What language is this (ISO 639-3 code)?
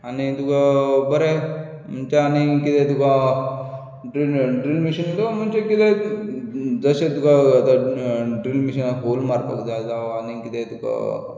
kok